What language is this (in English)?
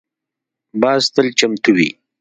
Pashto